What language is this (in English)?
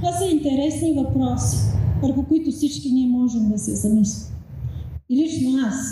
Bulgarian